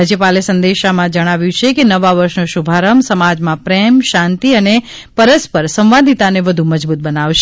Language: Gujarati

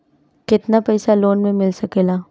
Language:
Bhojpuri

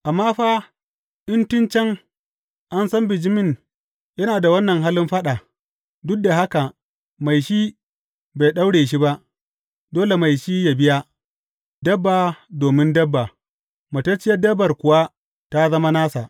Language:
Hausa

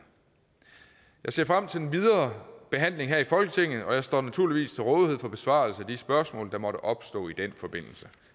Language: Danish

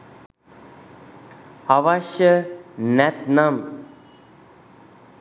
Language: Sinhala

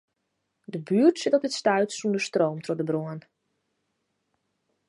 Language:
Western Frisian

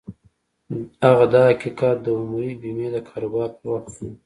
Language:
Pashto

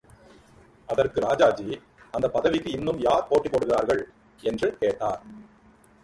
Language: Tamil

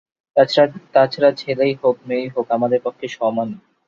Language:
Bangla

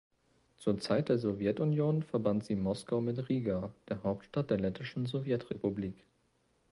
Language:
German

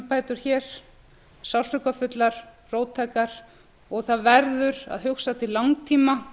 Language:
Icelandic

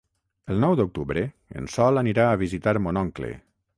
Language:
Catalan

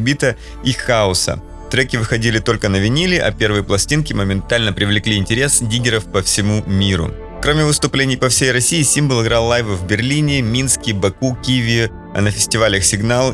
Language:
Russian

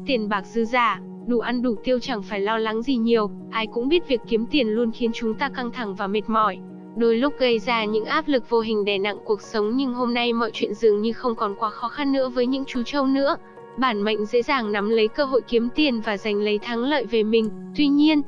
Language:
Vietnamese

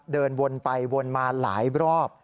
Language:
Thai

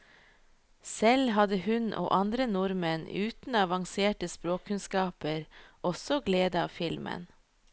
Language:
Norwegian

